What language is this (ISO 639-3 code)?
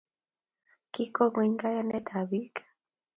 kln